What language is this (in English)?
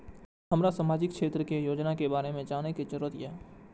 Maithili